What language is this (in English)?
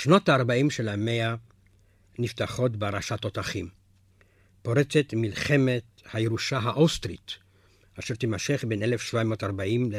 Hebrew